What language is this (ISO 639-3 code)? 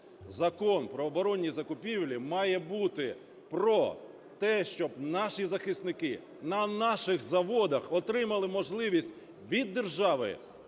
ukr